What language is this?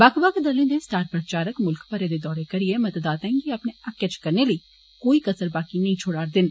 Dogri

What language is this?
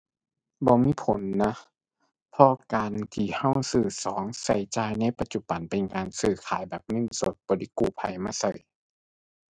Thai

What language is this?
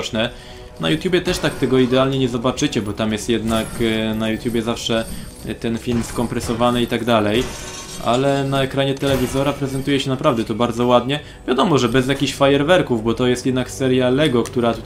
Polish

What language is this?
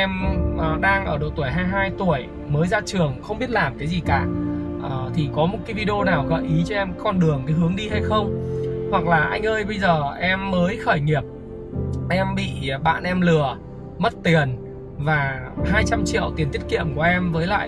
Vietnamese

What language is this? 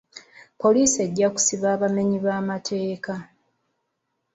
Ganda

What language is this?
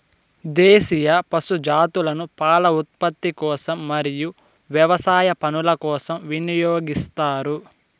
Telugu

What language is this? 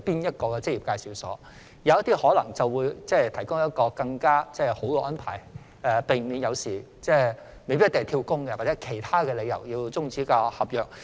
Cantonese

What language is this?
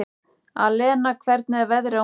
Icelandic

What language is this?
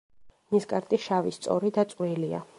Georgian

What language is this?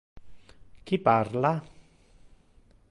Interlingua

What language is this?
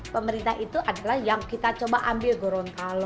Indonesian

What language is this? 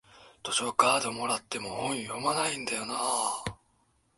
Japanese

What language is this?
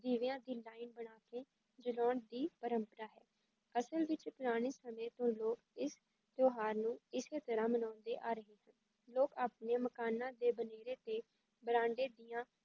Punjabi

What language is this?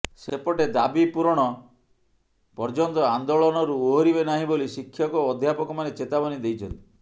Odia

